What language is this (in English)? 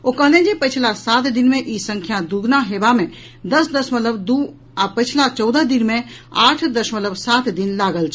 Maithili